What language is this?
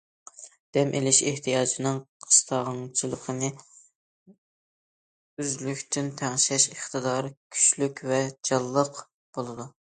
Uyghur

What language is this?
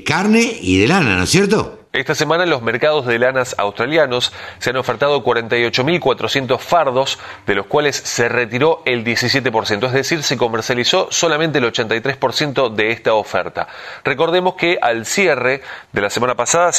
Spanish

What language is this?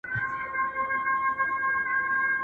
Pashto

